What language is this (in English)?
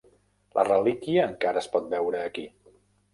Catalan